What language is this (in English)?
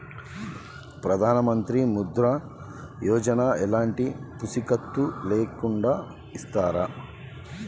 Telugu